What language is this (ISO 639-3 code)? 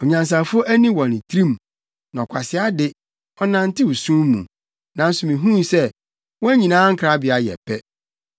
aka